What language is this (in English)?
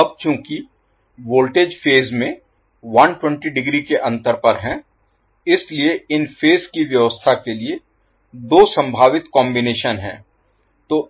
Hindi